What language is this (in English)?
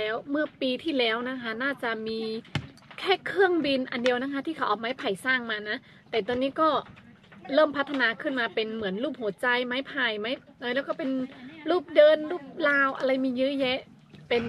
Thai